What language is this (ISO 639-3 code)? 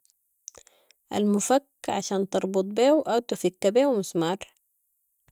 apd